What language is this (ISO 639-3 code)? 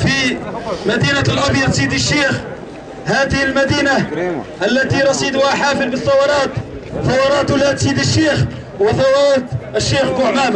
ara